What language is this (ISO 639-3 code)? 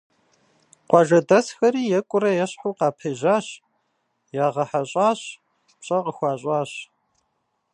kbd